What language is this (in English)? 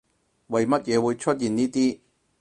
Cantonese